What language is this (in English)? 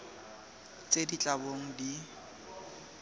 Tswana